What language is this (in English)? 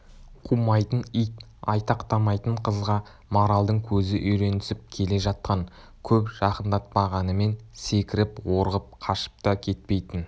Kazakh